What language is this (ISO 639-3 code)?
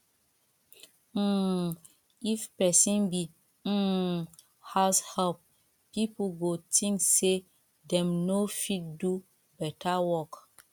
pcm